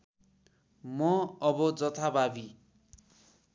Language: Nepali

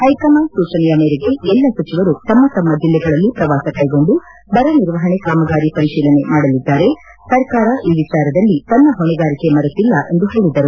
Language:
Kannada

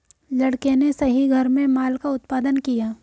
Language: Hindi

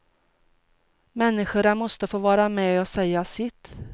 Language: Swedish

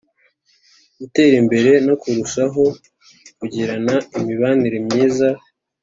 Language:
Kinyarwanda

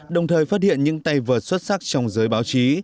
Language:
Vietnamese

